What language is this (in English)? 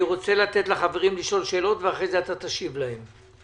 Hebrew